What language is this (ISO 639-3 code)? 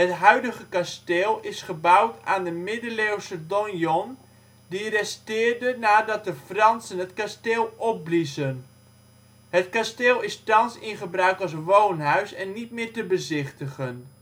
nld